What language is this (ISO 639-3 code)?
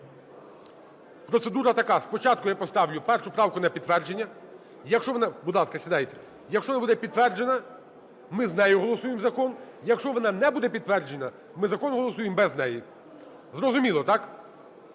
ukr